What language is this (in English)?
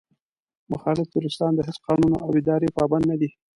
Pashto